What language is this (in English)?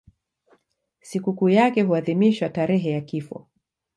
Swahili